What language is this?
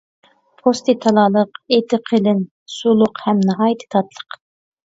Uyghur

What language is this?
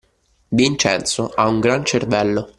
Italian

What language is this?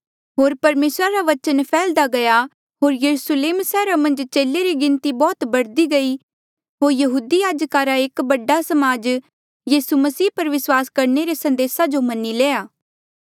Mandeali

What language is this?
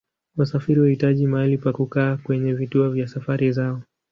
Swahili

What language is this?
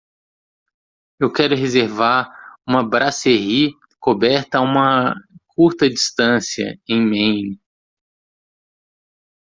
Portuguese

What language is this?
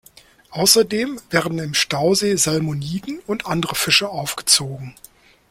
German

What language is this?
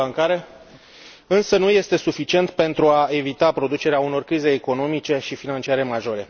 Romanian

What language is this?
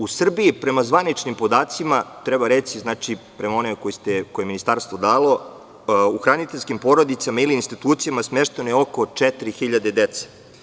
Serbian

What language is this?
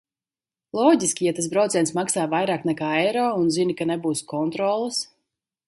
Latvian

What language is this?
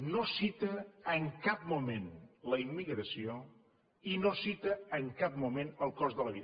Catalan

